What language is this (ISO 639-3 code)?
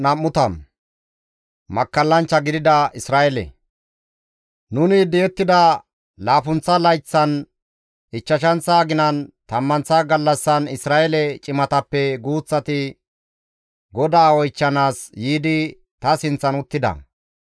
gmv